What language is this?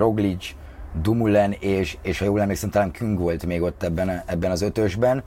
Hungarian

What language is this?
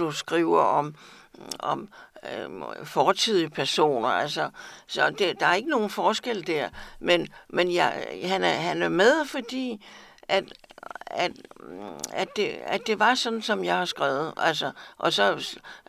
Danish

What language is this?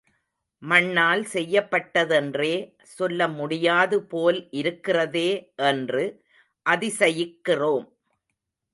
Tamil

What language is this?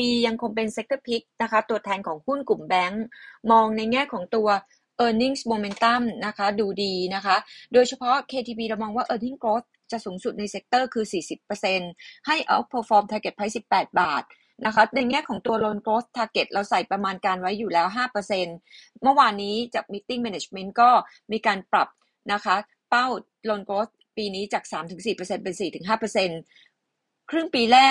Thai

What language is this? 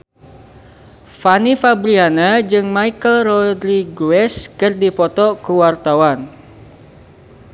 Sundanese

